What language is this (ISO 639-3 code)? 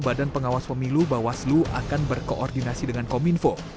ind